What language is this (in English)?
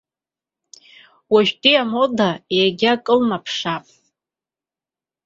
Abkhazian